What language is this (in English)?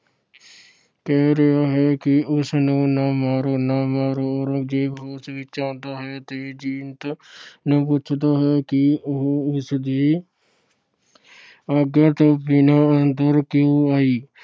Punjabi